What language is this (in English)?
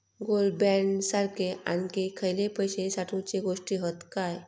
Marathi